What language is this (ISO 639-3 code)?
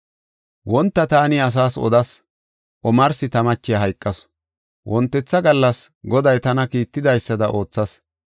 gof